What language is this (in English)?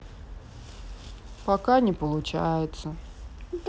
Russian